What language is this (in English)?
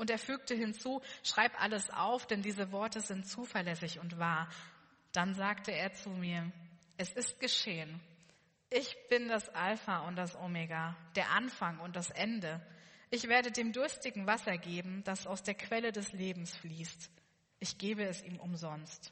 German